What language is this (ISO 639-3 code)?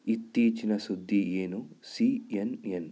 kan